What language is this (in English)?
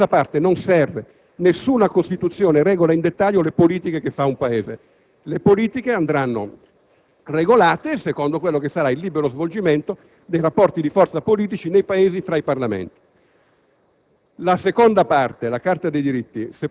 Italian